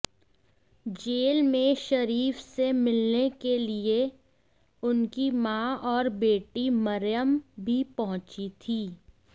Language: Hindi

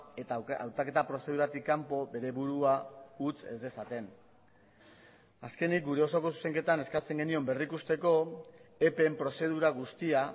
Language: Basque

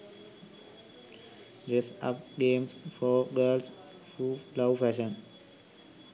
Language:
Sinhala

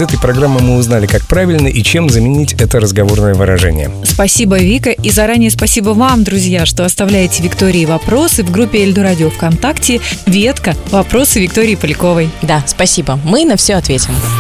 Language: Russian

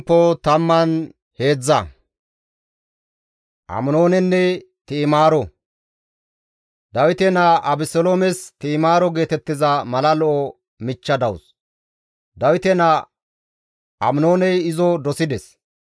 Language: Gamo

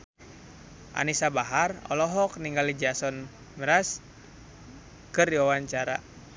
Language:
Sundanese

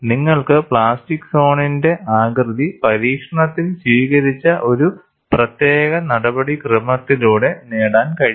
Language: Malayalam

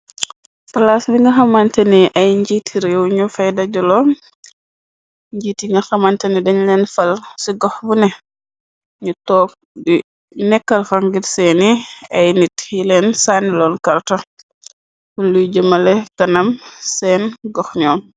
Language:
Wolof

